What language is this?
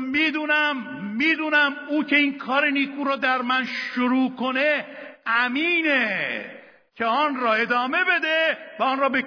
Persian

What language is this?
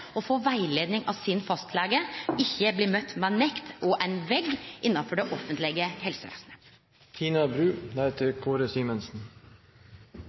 Norwegian Nynorsk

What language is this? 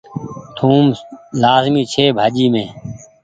Goaria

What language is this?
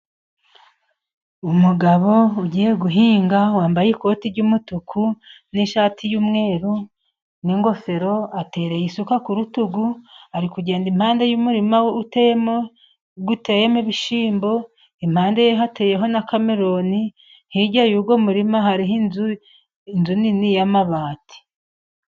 Kinyarwanda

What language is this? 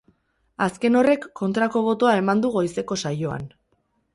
Basque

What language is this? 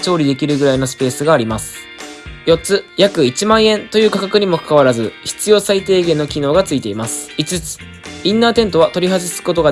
Japanese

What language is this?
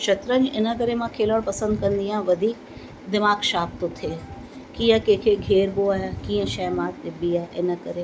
Sindhi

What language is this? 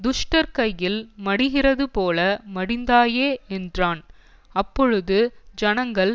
Tamil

